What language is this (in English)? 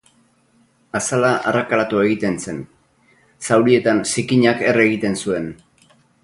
Basque